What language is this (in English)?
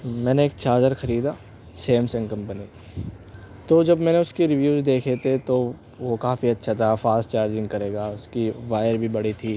Urdu